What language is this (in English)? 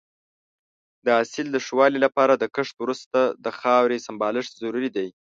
Pashto